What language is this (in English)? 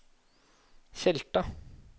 Norwegian